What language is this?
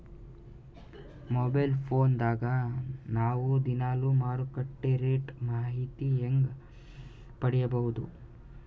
Kannada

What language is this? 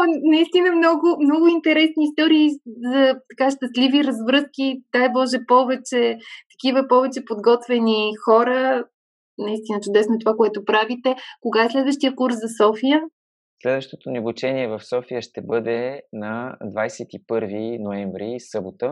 Bulgarian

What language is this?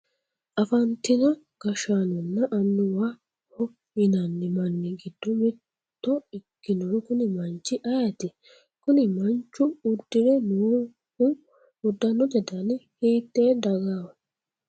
Sidamo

